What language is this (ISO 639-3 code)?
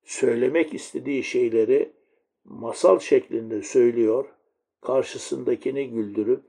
tur